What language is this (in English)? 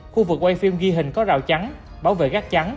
Vietnamese